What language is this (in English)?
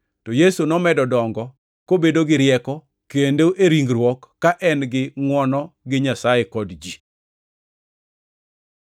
Luo (Kenya and Tanzania)